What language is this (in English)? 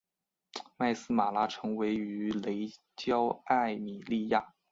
Chinese